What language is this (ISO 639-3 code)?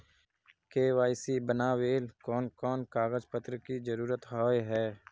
mag